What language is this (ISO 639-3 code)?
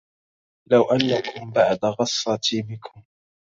ara